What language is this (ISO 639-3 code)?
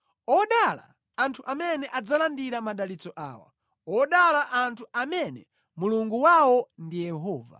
nya